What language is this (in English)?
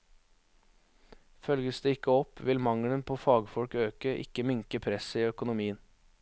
Norwegian